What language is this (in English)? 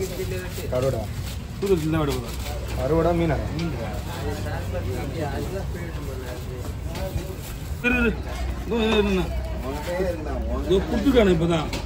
Tamil